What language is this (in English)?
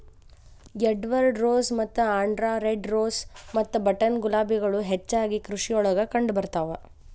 Kannada